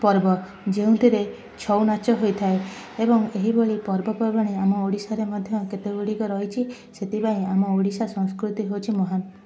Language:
Odia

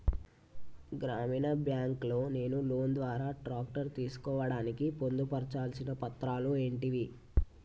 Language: Telugu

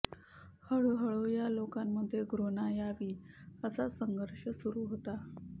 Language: Marathi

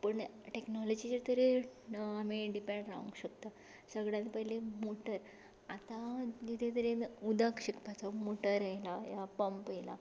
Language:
Konkani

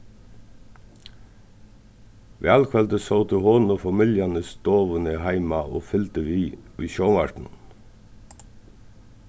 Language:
Faroese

